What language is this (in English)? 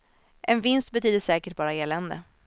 Swedish